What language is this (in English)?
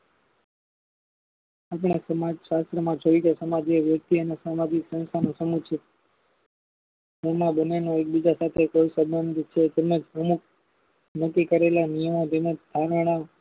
Gujarati